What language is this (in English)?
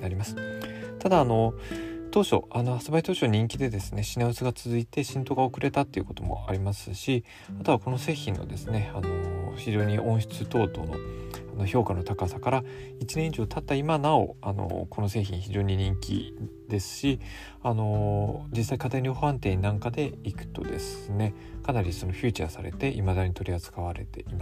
Japanese